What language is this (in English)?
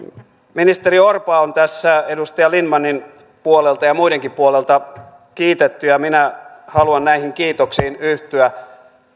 Finnish